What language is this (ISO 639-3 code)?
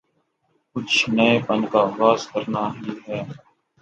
urd